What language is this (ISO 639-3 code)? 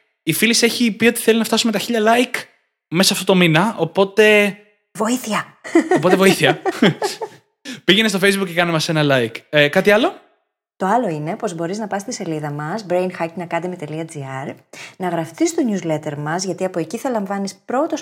ell